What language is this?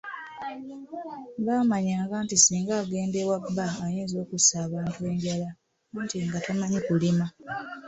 Ganda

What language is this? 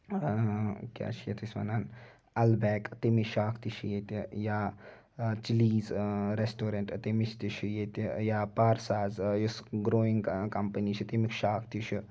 Kashmiri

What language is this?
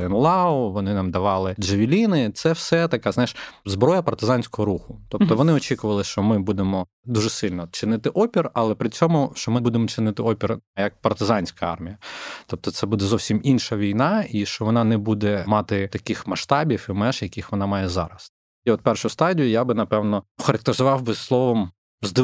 Ukrainian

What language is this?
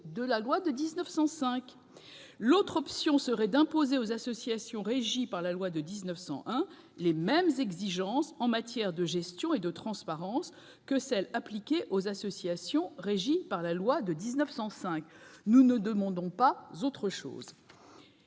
French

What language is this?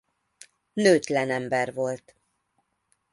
Hungarian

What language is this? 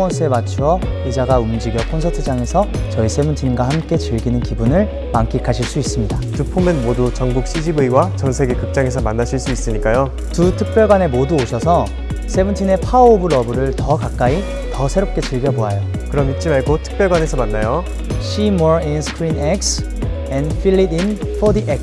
Korean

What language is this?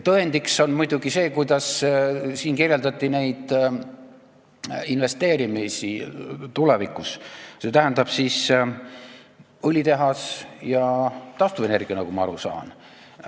Estonian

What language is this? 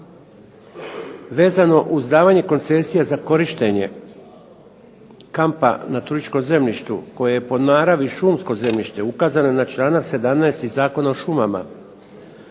Croatian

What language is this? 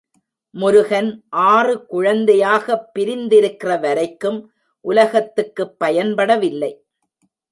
Tamil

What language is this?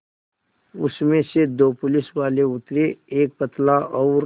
Hindi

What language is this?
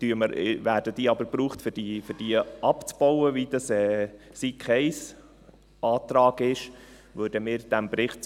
Swiss German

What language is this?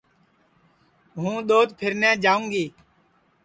Sansi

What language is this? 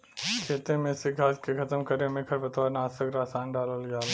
Bhojpuri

